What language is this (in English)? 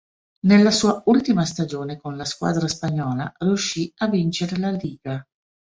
Italian